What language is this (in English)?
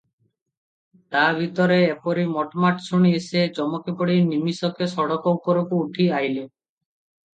Odia